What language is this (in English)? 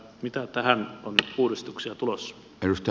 Finnish